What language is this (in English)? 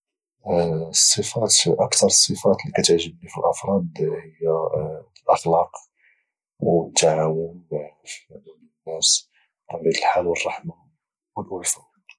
Moroccan Arabic